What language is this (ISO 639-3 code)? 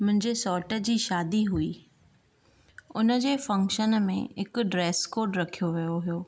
snd